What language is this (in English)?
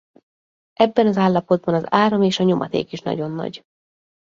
Hungarian